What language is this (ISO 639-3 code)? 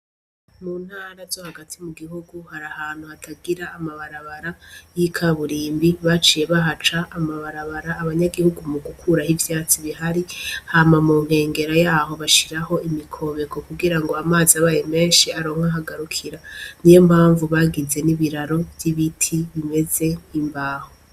run